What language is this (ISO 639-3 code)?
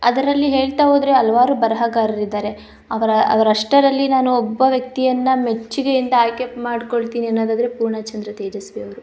kan